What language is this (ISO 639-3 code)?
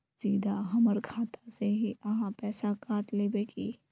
mag